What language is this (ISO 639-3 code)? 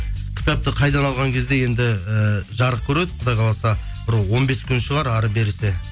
kaz